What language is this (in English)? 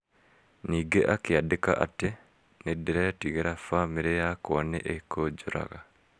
Kikuyu